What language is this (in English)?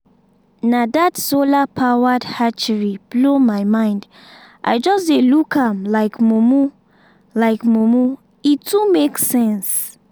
Nigerian Pidgin